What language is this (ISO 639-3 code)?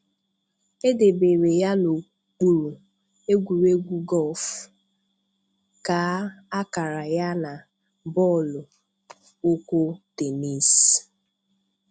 ibo